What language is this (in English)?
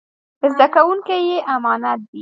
Pashto